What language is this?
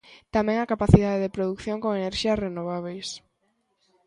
Galician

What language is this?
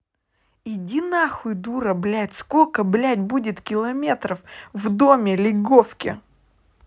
Russian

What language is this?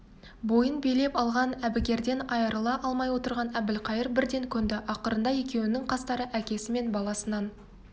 Kazakh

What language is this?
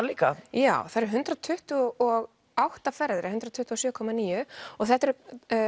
Icelandic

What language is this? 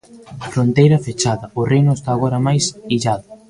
Galician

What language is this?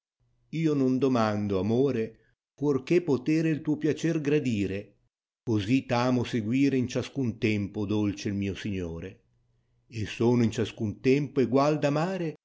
Italian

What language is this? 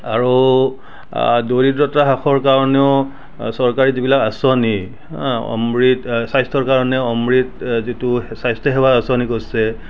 Assamese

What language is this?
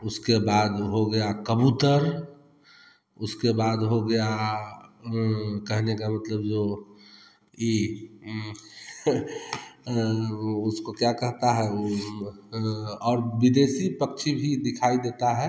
Hindi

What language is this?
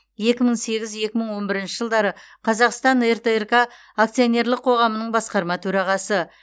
Kazakh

